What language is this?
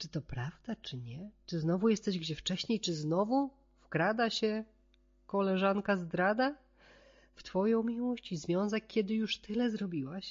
Polish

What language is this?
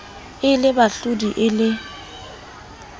Southern Sotho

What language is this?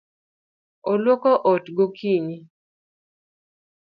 Luo (Kenya and Tanzania)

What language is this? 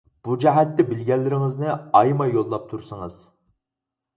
Uyghur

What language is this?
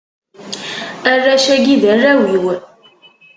Kabyle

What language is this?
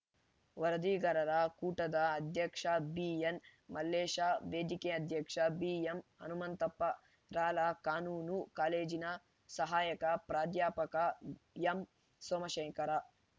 Kannada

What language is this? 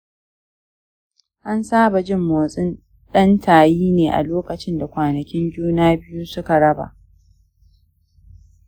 Hausa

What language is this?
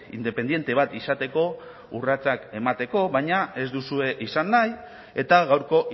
Basque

